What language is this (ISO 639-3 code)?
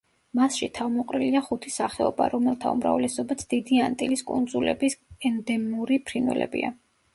kat